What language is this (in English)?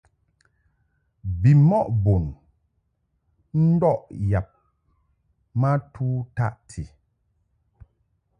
Mungaka